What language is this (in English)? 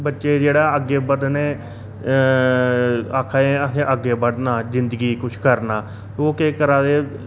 Dogri